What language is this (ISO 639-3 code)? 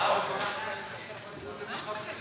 heb